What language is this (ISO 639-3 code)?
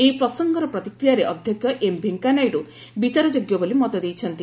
ori